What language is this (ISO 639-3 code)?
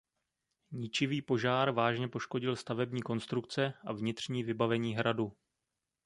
ces